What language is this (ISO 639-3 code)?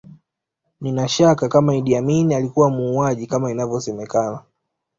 swa